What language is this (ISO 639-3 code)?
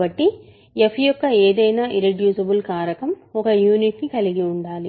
tel